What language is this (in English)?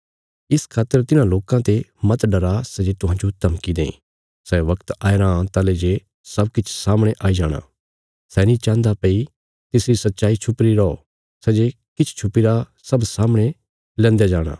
Bilaspuri